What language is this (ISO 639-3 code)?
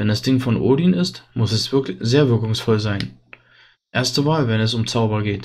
deu